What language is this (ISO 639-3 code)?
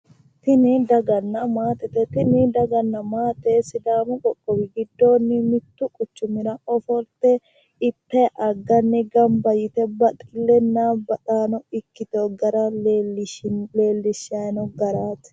sid